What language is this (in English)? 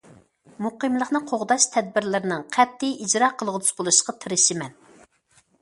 Uyghur